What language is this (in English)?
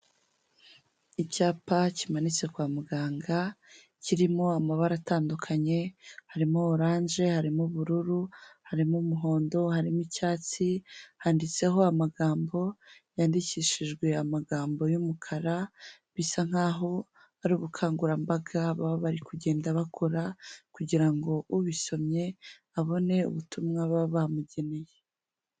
Kinyarwanda